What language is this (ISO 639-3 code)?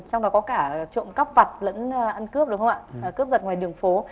vie